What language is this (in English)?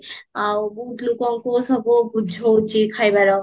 Odia